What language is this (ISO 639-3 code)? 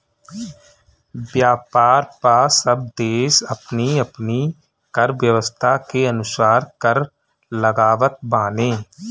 bho